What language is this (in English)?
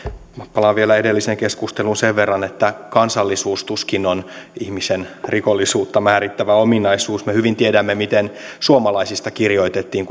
Finnish